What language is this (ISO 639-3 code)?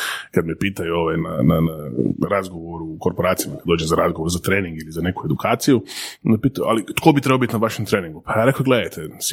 hrv